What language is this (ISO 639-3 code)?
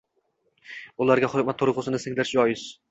uzb